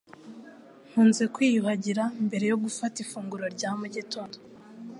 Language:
Kinyarwanda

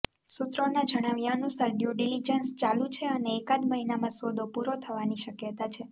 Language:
Gujarati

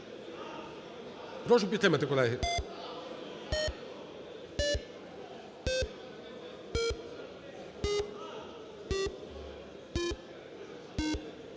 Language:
Ukrainian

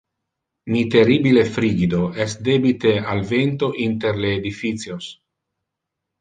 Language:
Interlingua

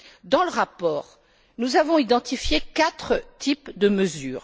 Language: French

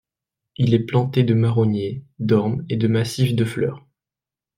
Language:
French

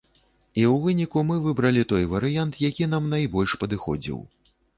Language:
Belarusian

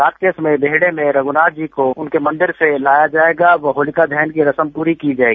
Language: Hindi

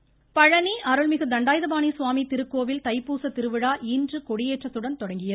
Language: Tamil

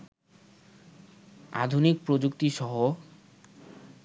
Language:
Bangla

